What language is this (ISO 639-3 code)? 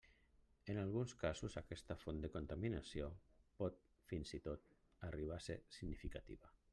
cat